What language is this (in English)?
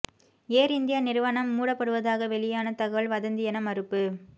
Tamil